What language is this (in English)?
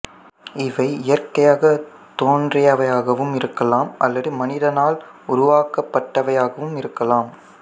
Tamil